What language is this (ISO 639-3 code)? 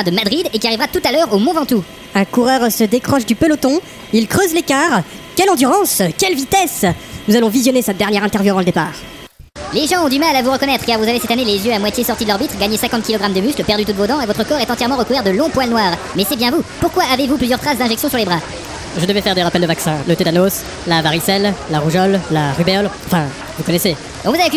fra